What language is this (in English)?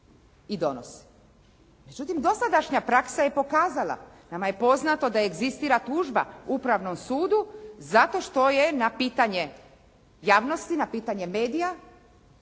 Croatian